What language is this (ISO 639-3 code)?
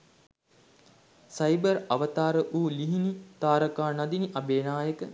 sin